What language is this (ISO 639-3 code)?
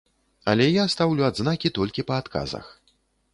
bel